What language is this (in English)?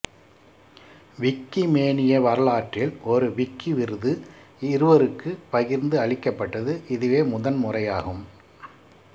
Tamil